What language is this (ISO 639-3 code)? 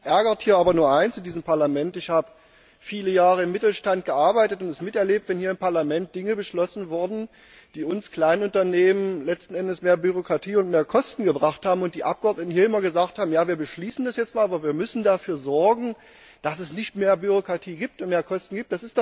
deu